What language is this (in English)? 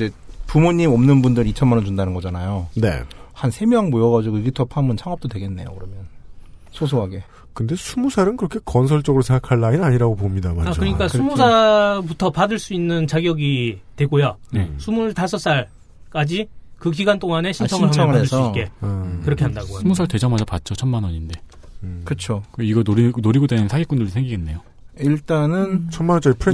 Korean